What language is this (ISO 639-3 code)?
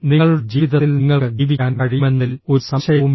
mal